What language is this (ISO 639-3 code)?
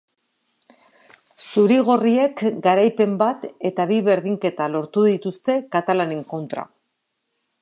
eus